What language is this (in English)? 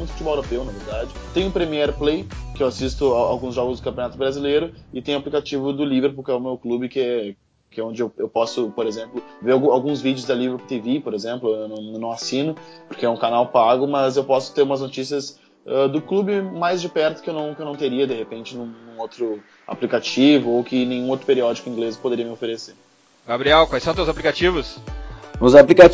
Portuguese